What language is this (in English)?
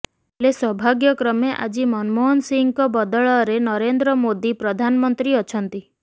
Odia